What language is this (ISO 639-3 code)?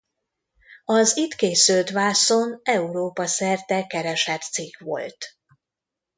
hun